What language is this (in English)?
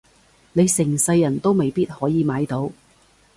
Cantonese